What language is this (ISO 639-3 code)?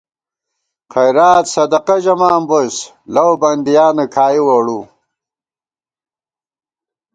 gwt